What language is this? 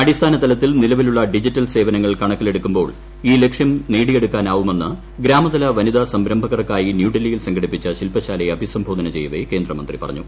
Malayalam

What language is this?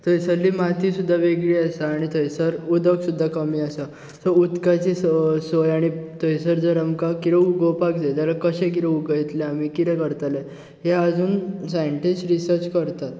Konkani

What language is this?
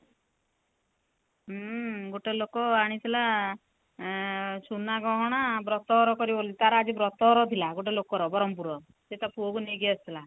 Odia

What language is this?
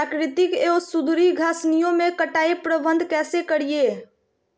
Magahi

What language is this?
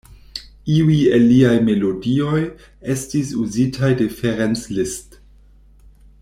Esperanto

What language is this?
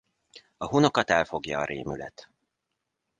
Hungarian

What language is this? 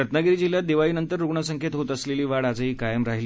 Marathi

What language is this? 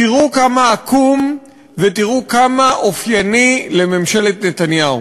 Hebrew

